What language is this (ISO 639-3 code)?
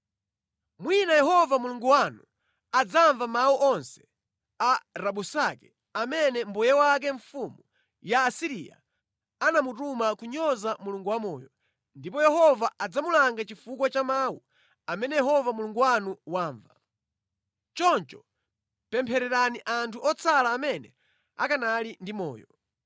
nya